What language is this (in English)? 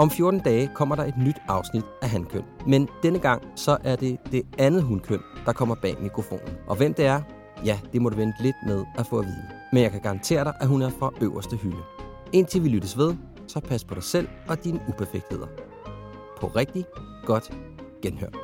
Danish